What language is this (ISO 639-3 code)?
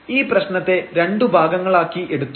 mal